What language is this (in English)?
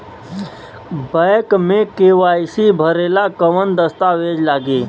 Bhojpuri